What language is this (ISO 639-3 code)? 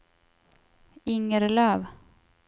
swe